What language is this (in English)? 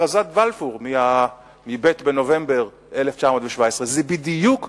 Hebrew